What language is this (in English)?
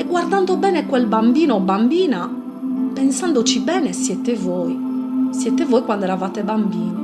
Italian